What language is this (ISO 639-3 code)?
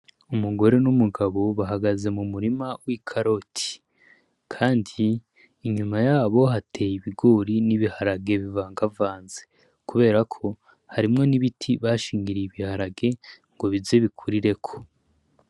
run